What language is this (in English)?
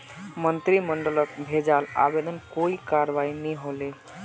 Magahi